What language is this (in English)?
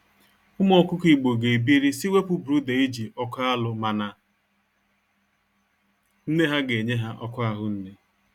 Igbo